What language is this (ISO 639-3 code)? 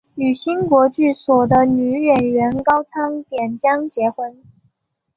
zho